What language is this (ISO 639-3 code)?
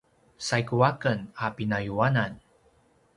pwn